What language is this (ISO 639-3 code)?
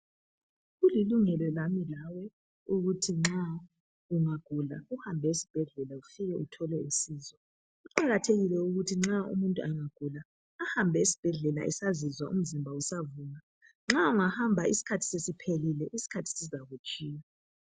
nde